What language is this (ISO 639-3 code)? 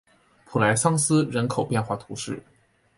zho